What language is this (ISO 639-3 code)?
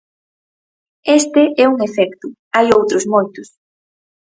glg